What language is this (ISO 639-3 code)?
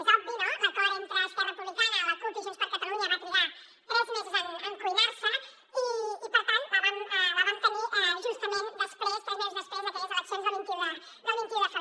cat